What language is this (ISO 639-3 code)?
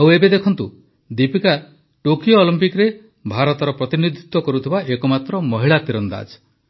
ori